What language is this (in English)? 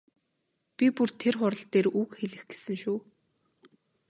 Mongolian